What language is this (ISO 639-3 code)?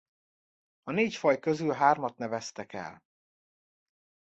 hun